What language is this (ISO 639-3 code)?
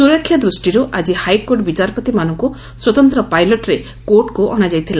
ori